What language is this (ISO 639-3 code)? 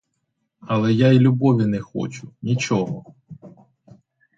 ukr